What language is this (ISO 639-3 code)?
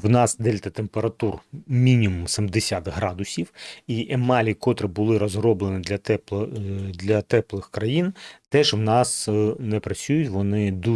ukr